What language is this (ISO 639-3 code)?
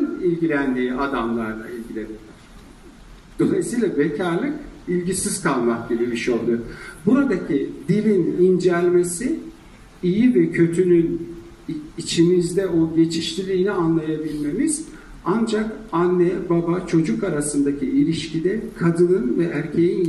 tur